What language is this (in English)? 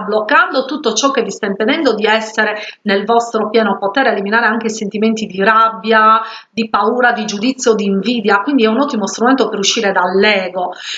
Italian